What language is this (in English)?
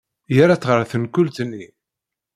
Kabyle